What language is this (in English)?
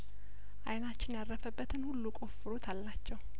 Amharic